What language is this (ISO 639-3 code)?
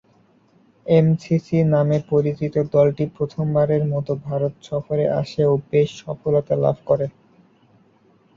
ben